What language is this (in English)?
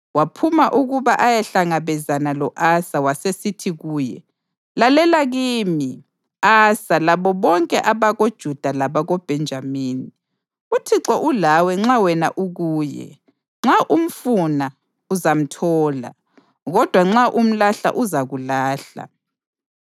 North Ndebele